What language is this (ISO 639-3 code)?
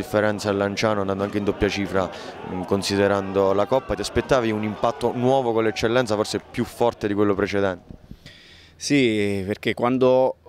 ita